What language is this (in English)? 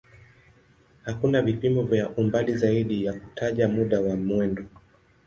Swahili